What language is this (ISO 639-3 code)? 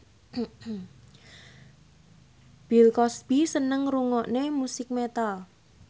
jav